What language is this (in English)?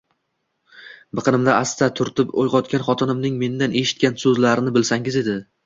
Uzbek